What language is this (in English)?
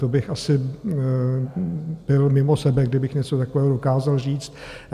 Czech